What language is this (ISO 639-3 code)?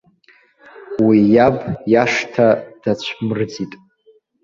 abk